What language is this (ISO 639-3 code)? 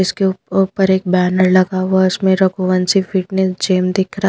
hin